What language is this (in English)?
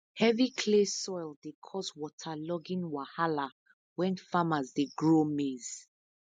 Nigerian Pidgin